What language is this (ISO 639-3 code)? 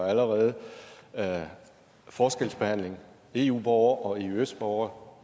dan